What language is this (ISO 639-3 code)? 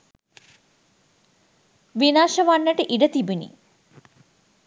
sin